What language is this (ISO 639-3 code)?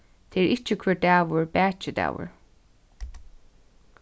fao